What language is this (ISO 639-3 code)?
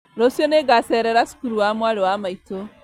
kik